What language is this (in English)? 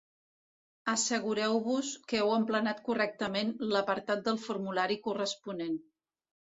Catalan